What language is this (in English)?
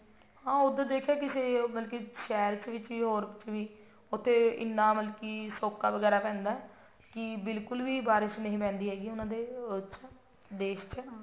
Punjabi